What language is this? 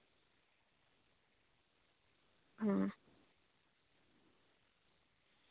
Santali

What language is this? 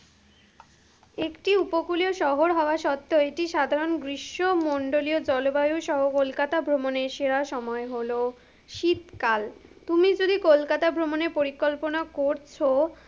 Bangla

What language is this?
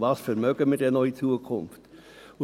Swiss German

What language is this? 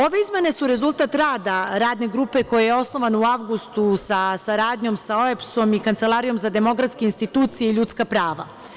Serbian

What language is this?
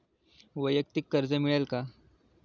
Marathi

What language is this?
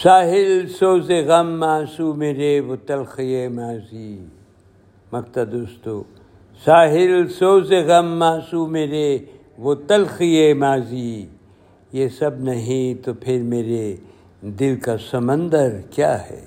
Urdu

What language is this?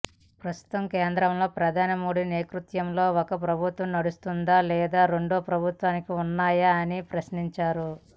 Telugu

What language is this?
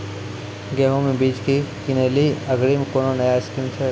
Maithili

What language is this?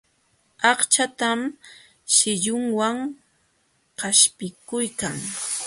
Jauja Wanca Quechua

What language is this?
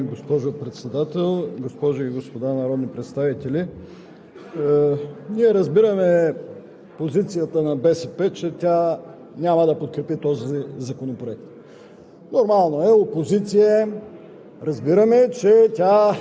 Bulgarian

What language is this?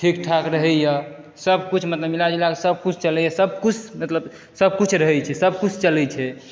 Maithili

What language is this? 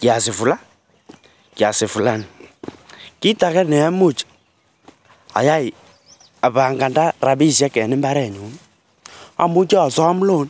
Kalenjin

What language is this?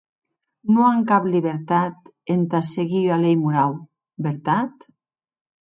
Occitan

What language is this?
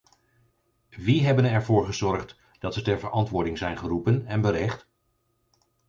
Dutch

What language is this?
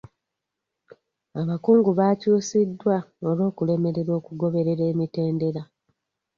Ganda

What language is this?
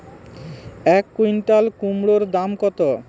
Bangla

